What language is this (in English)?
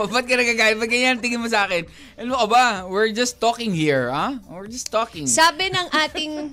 Filipino